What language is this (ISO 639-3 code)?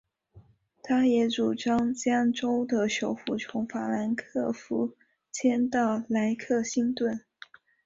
zho